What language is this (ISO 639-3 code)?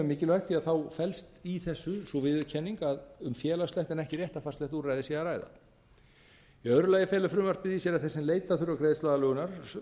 isl